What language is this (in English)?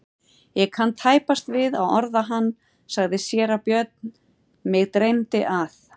Icelandic